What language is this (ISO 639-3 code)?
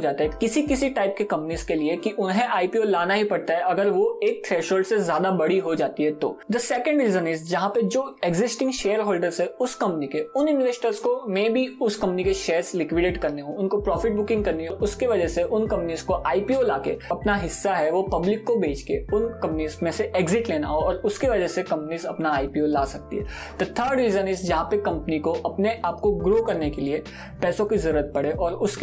hin